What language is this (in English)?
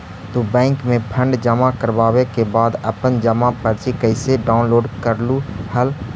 Magahi